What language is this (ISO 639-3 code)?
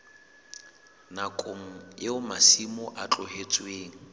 sot